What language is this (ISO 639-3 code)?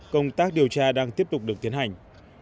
vie